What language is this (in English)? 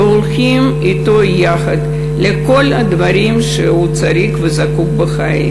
Hebrew